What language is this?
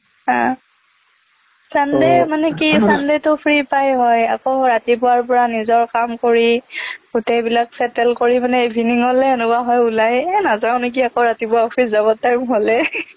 Assamese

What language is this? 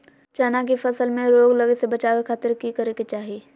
Magahi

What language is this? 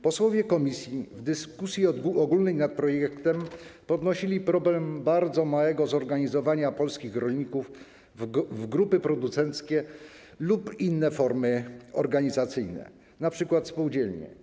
Polish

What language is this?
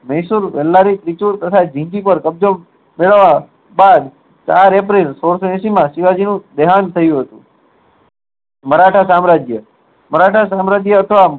Gujarati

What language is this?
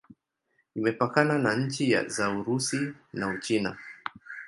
Swahili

